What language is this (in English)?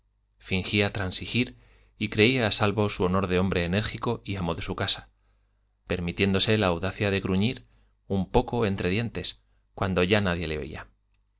Spanish